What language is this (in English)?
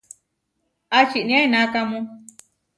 Huarijio